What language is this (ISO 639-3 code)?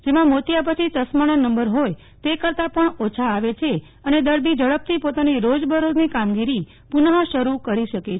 guj